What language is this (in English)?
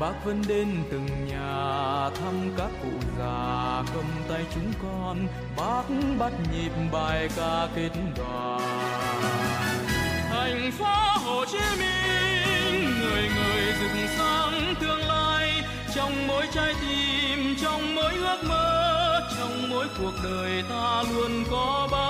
Vietnamese